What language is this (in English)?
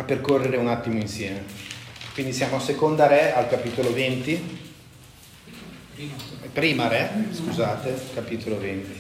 Italian